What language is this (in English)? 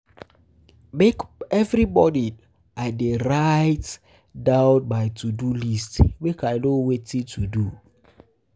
Nigerian Pidgin